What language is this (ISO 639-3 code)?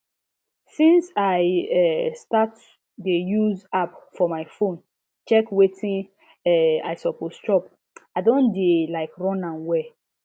pcm